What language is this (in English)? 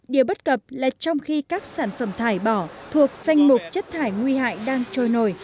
Vietnamese